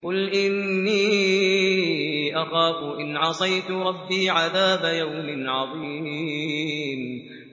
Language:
Arabic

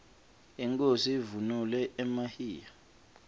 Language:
Swati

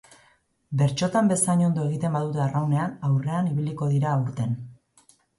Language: Basque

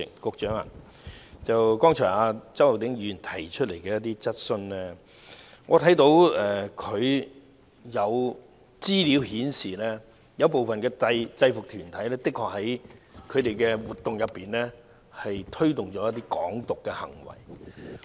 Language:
Cantonese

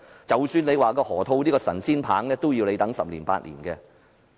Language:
Cantonese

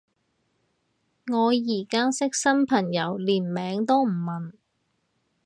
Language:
Cantonese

